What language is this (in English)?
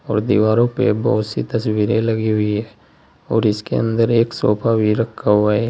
Hindi